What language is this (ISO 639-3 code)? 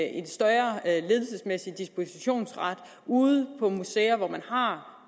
dan